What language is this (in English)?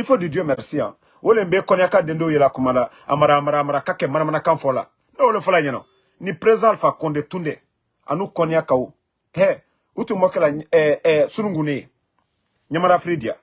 French